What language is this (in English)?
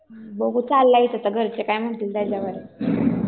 Marathi